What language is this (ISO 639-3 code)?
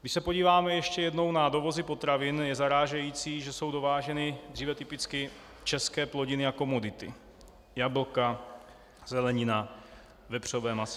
ces